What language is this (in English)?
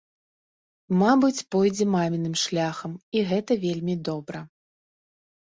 Belarusian